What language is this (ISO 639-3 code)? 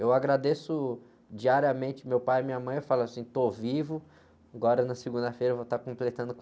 por